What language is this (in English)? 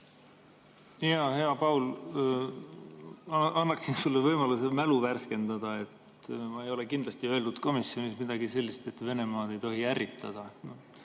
Estonian